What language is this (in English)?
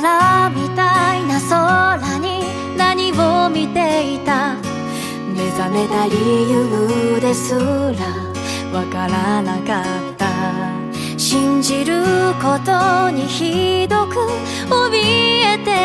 Japanese